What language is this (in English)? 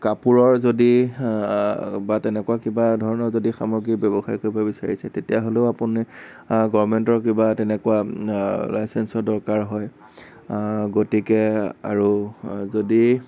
Assamese